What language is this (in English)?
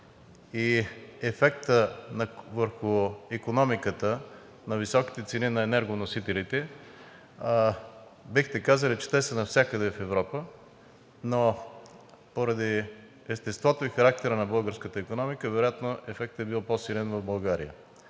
Bulgarian